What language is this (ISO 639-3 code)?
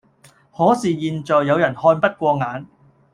yue